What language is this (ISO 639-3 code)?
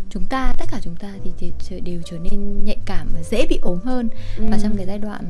vie